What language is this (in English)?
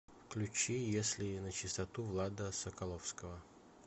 Russian